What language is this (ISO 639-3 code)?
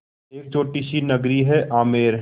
hin